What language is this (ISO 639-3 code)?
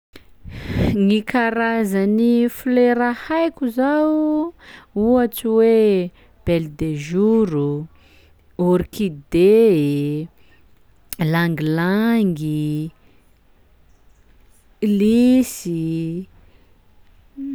skg